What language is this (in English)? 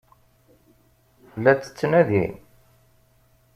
Kabyle